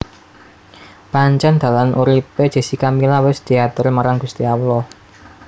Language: Javanese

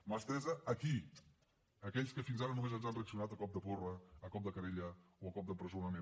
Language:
Catalan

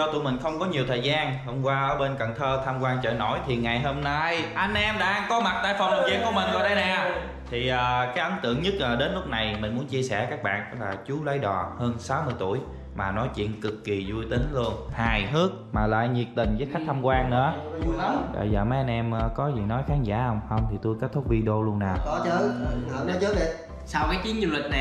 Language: Vietnamese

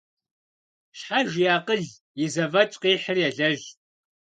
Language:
Kabardian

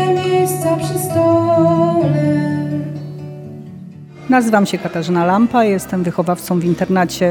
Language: Polish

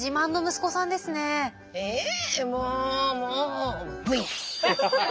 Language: Japanese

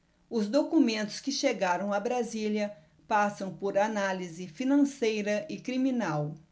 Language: Portuguese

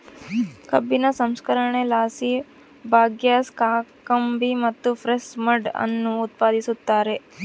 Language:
Kannada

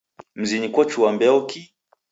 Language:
Taita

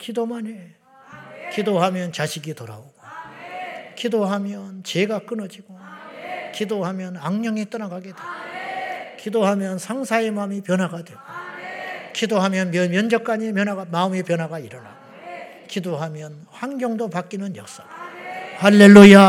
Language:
Korean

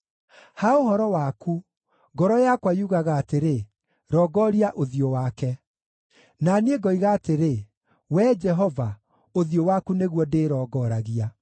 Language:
Kikuyu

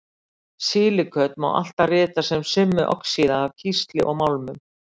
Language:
Icelandic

